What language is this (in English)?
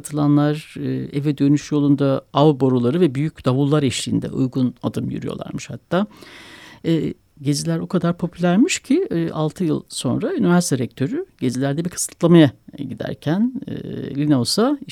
Turkish